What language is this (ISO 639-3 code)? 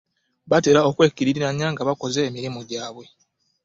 lug